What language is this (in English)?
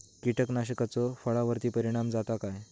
Marathi